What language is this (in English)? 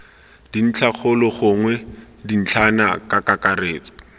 Tswana